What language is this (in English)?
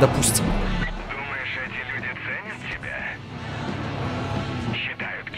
Russian